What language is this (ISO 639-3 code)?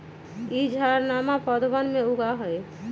mag